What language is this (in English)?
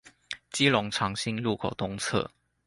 Chinese